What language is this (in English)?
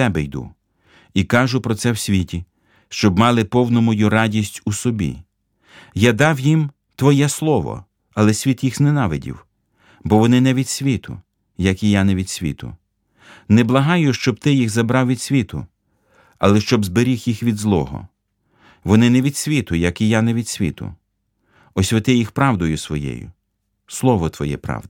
Ukrainian